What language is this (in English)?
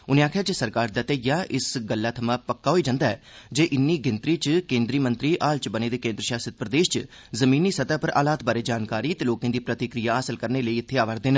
Dogri